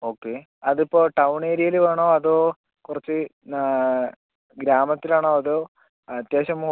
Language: Malayalam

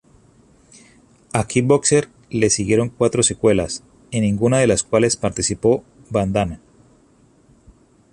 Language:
Spanish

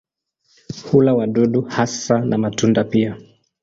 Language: Swahili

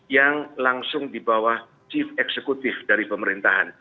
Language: Indonesian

